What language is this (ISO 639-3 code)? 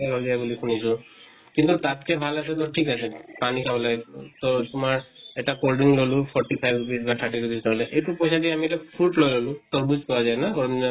asm